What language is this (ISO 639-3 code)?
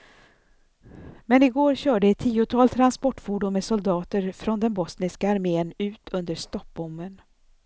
swe